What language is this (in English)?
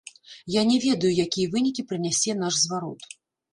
Belarusian